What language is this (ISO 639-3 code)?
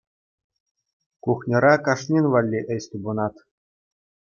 chv